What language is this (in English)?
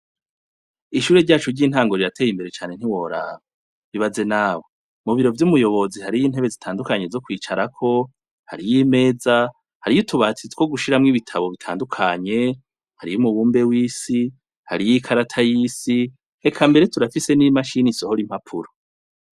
Rundi